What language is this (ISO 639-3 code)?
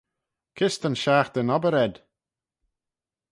glv